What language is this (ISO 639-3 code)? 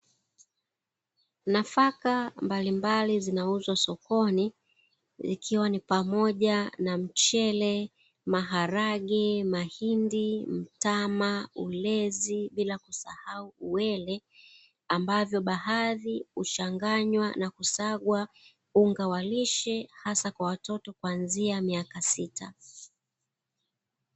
swa